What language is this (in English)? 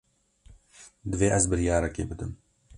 Kurdish